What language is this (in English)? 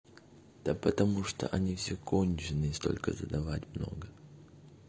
Russian